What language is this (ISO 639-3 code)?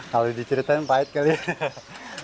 ind